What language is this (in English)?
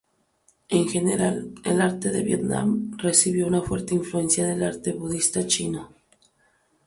Spanish